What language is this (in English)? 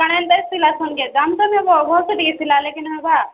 Odia